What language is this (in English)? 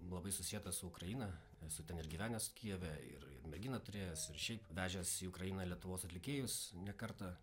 Lithuanian